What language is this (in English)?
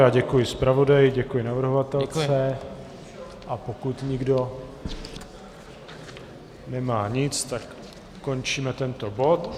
Czech